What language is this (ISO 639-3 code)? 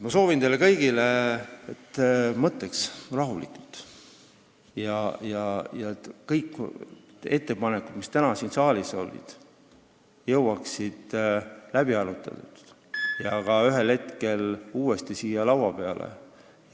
est